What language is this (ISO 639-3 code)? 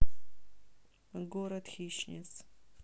rus